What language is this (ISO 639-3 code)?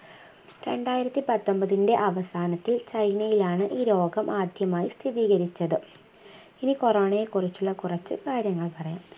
mal